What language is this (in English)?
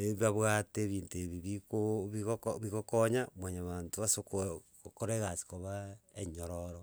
Gusii